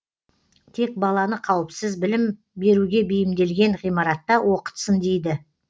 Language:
Kazakh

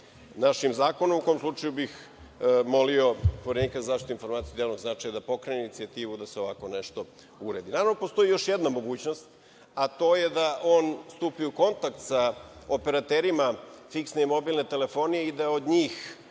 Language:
Serbian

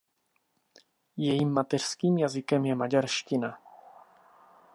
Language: Czech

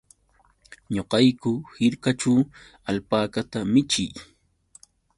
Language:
Yauyos Quechua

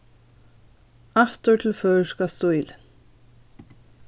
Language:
Faroese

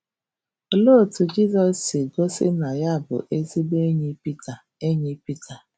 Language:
Igbo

